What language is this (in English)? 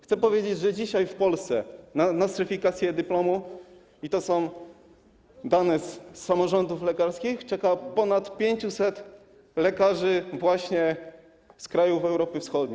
Polish